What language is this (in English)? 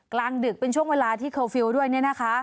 Thai